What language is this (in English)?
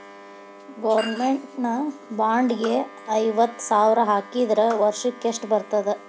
Kannada